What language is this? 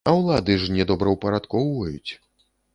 Belarusian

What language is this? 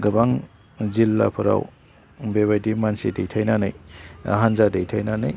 Bodo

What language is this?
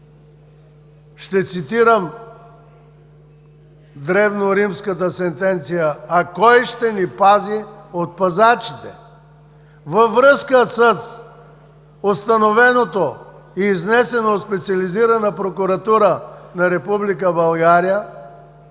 Bulgarian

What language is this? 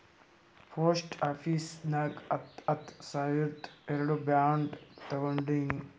Kannada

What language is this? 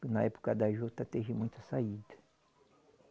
Portuguese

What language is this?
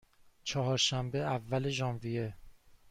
Persian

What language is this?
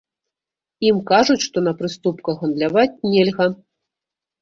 Belarusian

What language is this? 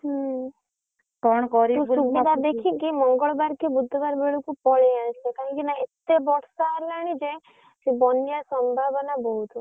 Odia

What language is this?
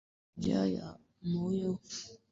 Swahili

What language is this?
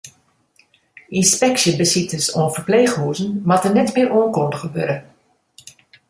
Western Frisian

